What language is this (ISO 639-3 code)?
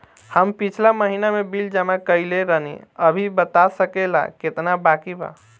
bho